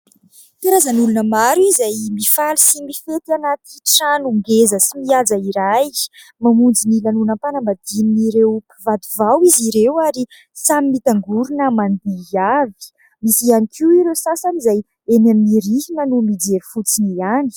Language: Malagasy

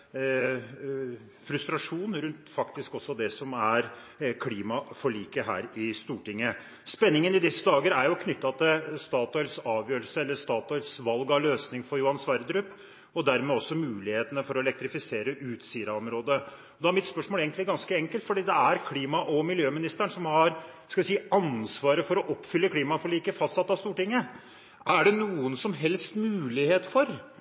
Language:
Norwegian Bokmål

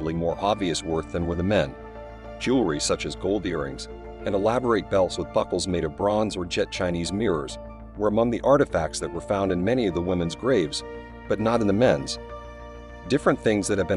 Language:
English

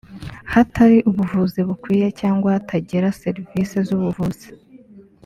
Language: Kinyarwanda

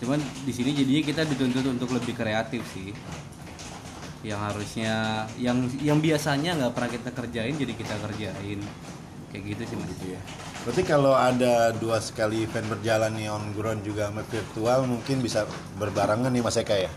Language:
Indonesian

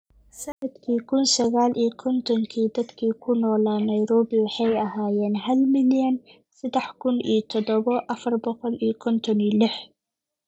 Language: Somali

